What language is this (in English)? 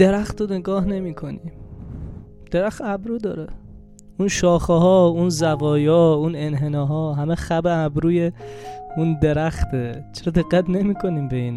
Persian